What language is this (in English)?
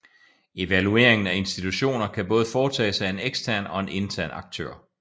Danish